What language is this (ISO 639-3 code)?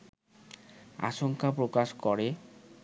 ben